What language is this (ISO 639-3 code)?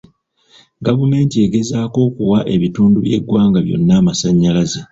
lug